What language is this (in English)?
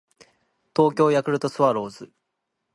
Japanese